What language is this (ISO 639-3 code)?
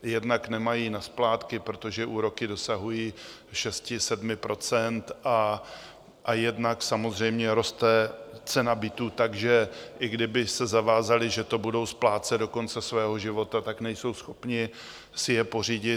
ces